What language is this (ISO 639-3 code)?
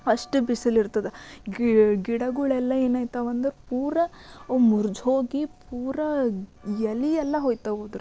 kan